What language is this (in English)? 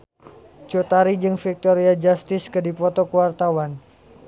Sundanese